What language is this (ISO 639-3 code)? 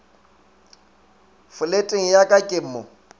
nso